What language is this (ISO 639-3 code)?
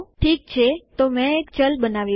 guj